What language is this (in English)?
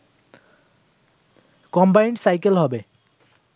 Bangla